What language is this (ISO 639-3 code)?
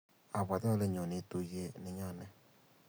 kln